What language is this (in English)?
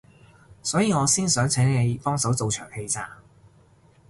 Cantonese